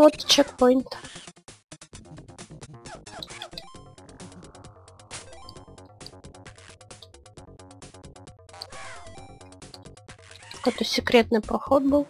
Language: Russian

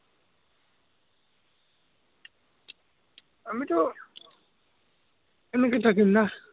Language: Assamese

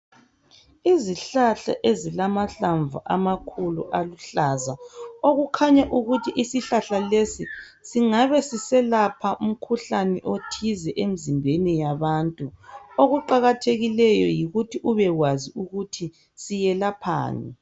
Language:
North Ndebele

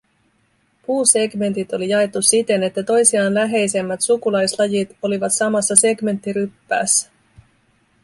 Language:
Finnish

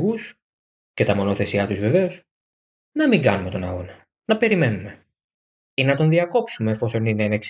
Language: Greek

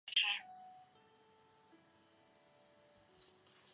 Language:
Chinese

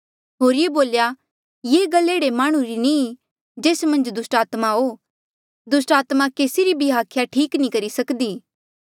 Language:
Mandeali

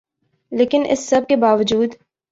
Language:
Urdu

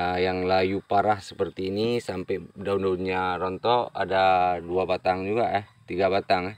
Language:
Indonesian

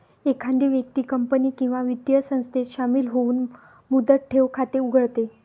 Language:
Marathi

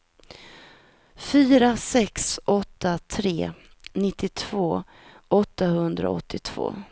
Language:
Swedish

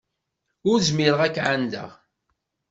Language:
Kabyle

